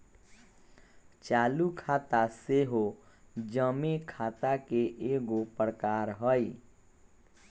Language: Magahi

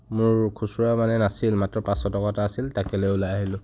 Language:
Assamese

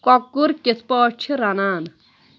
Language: Kashmiri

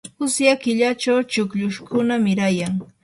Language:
Yanahuanca Pasco Quechua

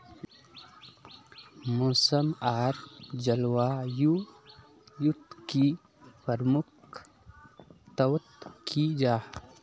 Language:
Magahi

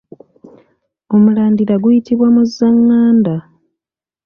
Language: Ganda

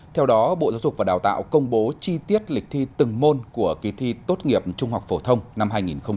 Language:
Vietnamese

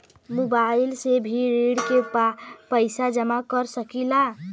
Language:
Bhojpuri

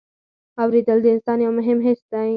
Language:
Pashto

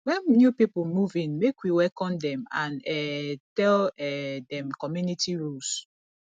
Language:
Nigerian Pidgin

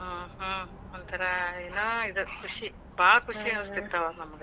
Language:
Kannada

